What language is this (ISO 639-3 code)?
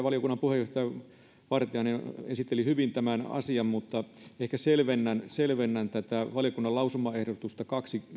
fin